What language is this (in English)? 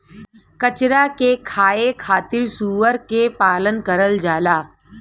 Bhojpuri